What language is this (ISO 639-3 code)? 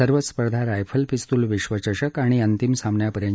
mar